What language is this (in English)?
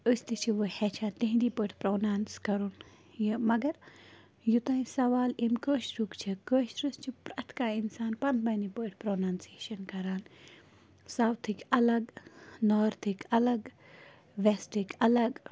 Kashmiri